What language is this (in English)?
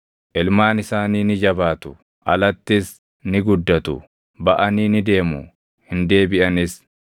Oromo